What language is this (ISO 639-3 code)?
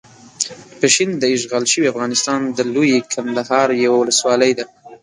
pus